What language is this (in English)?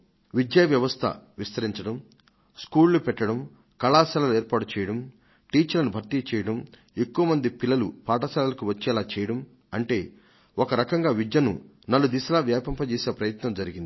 Telugu